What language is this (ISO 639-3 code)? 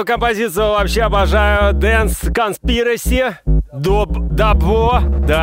rus